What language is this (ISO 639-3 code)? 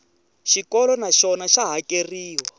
tso